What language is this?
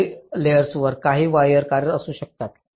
Marathi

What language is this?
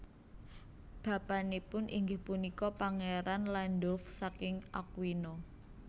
Javanese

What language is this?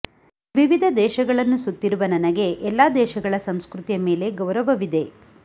Kannada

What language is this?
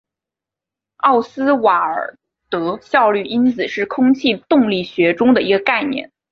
Chinese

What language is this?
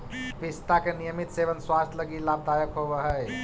Magahi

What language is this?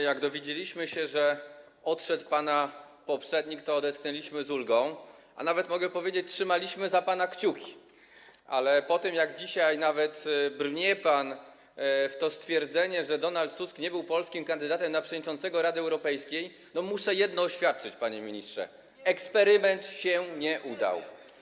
Polish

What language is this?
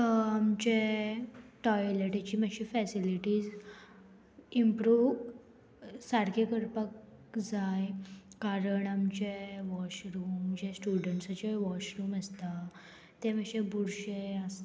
Konkani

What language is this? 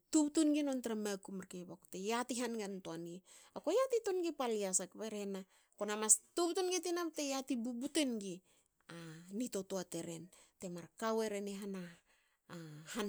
Hakö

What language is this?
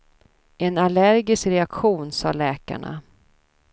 Swedish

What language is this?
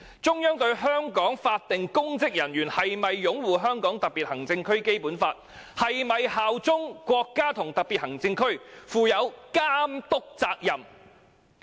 Cantonese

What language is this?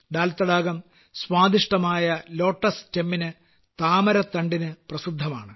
Malayalam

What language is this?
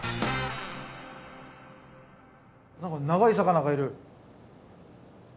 Japanese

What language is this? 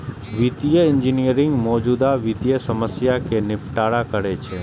Maithili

